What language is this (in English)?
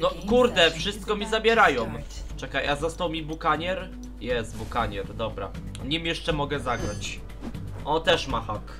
Polish